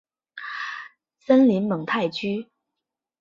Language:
Chinese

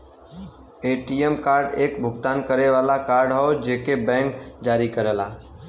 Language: Bhojpuri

